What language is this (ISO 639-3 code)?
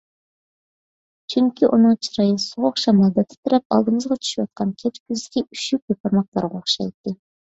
uig